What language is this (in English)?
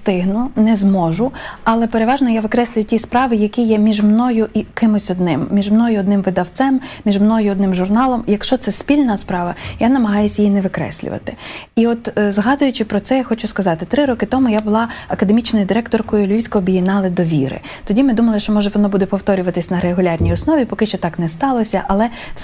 Ukrainian